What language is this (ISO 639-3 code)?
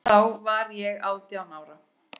isl